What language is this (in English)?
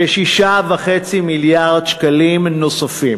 Hebrew